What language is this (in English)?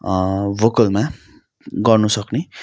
Nepali